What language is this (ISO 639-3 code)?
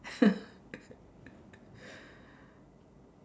eng